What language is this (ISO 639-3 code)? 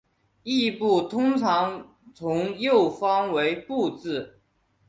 zho